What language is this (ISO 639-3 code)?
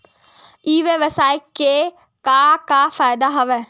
hne